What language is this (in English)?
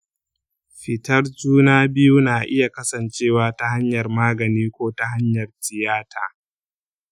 Hausa